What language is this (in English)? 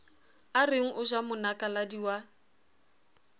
Southern Sotho